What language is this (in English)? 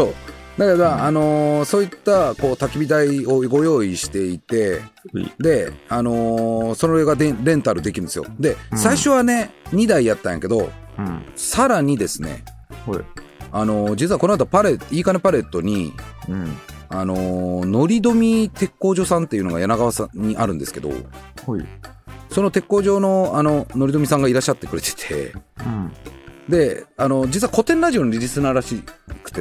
Japanese